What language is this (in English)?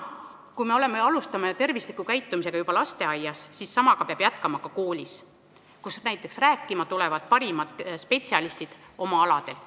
Estonian